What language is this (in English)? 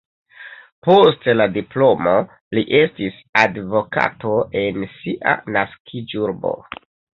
Esperanto